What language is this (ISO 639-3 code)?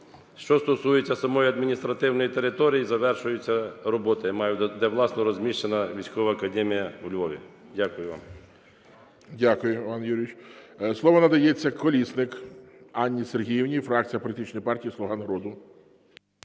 ukr